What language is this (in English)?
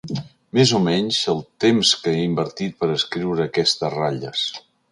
Catalan